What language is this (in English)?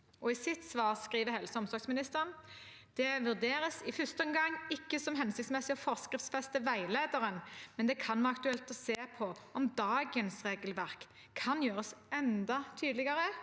Norwegian